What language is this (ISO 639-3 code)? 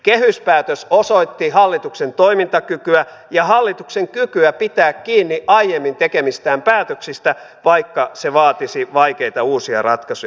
fin